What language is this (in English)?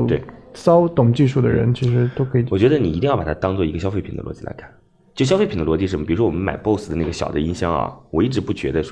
Chinese